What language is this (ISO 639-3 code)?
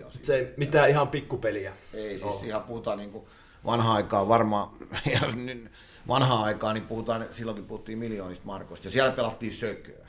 fin